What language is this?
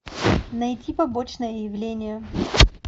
Russian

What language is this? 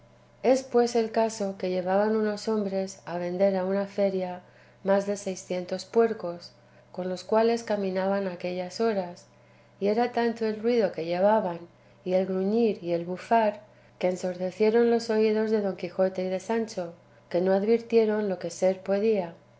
Spanish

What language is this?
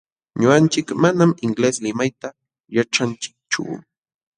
Jauja Wanca Quechua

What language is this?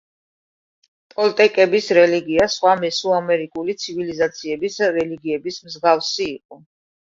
Georgian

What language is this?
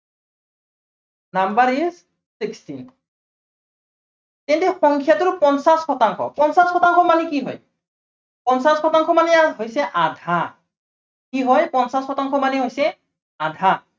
Assamese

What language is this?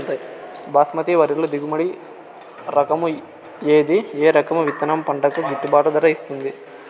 Telugu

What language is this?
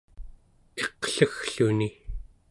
Central Yupik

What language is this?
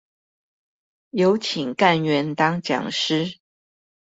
Chinese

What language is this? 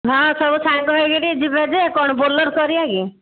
Odia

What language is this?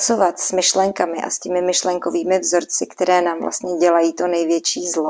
Czech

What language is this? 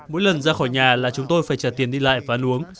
Vietnamese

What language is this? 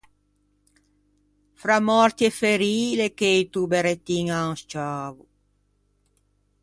Ligurian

